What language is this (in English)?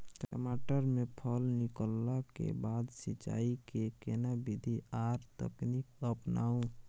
Maithili